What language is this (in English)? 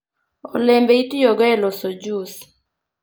Luo (Kenya and Tanzania)